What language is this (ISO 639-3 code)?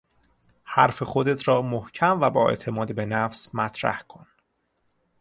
fas